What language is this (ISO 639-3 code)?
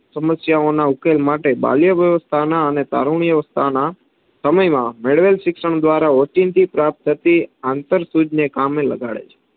guj